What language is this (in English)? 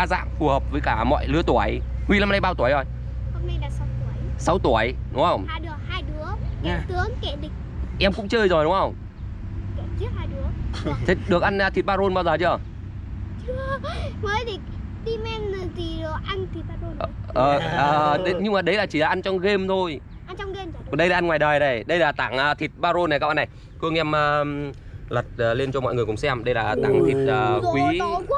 Vietnamese